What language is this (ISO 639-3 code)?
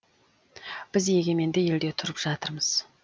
kaz